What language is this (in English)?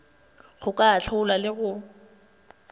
Northern Sotho